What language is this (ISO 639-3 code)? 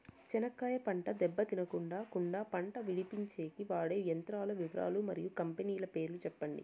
tel